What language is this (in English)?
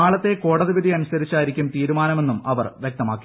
Malayalam